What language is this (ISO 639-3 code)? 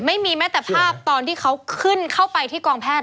tha